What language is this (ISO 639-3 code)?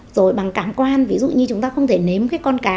vie